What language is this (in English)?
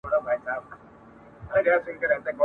Pashto